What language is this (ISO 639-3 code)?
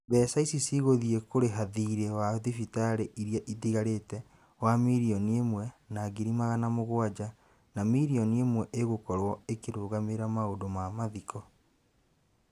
kik